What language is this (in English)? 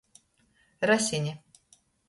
Latgalian